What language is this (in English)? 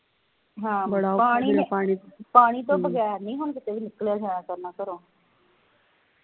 Punjabi